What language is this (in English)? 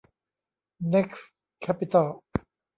Thai